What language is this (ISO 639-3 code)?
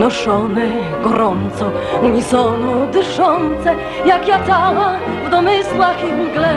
pol